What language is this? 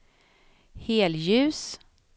Swedish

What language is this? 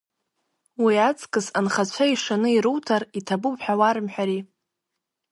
Abkhazian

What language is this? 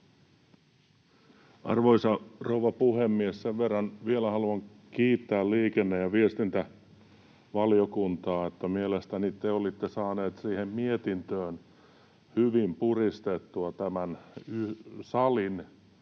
Finnish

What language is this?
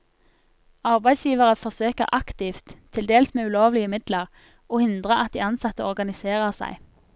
Norwegian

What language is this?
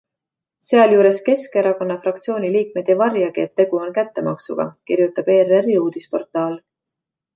Estonian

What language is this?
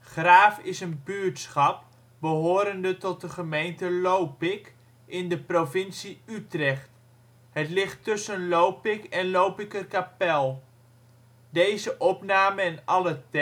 Dutch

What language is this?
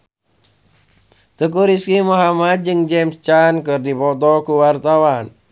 Sundanese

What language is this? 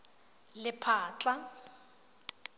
Tswana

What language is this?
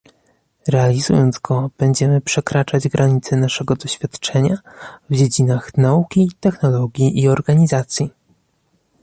Polish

